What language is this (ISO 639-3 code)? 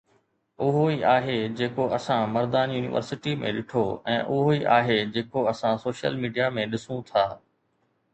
snd